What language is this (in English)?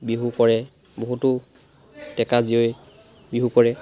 Assamese